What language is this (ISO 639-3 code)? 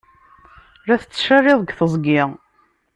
kab